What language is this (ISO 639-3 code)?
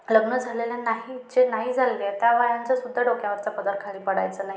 mar